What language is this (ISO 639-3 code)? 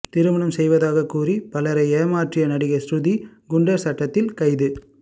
tam